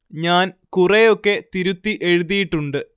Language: Malayalam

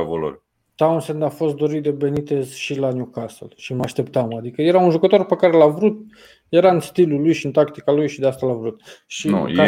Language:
Romanian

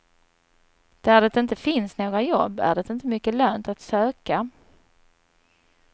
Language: Swedish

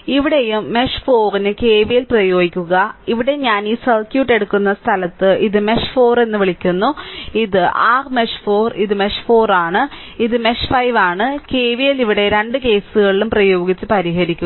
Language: Malayalam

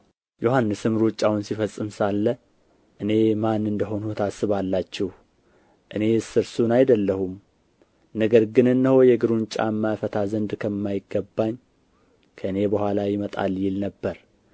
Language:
Amharic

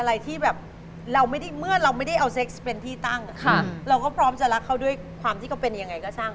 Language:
Thai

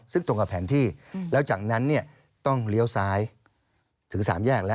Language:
Thai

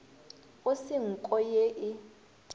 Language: Northern Sotho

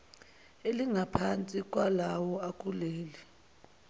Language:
Zulu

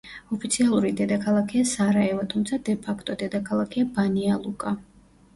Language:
Georgian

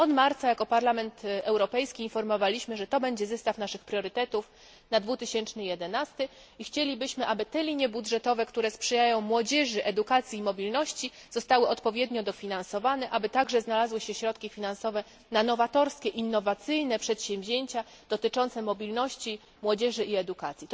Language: Polish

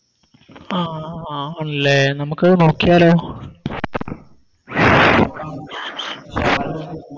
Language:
Malayalam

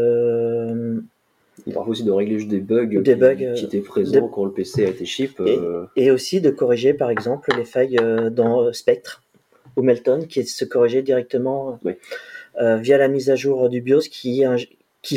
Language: French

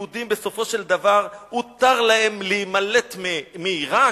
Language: Hebrew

